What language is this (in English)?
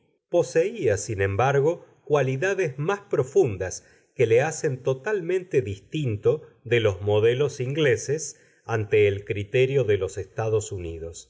Spanish